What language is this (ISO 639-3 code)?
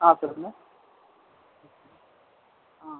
tam